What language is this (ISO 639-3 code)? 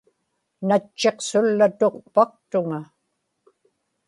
ipk